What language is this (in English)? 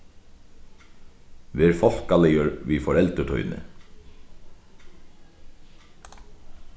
Faroese